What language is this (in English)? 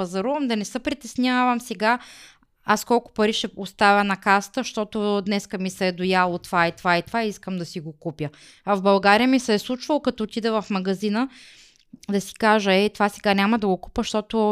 Bulgarian